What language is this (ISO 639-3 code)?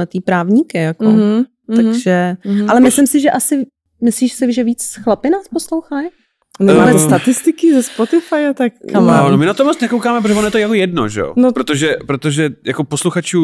ces